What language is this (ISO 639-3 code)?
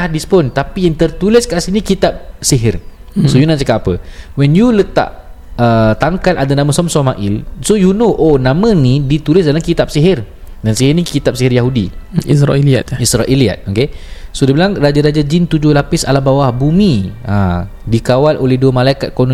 msa